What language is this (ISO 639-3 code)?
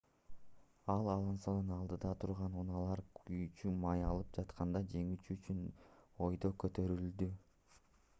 kir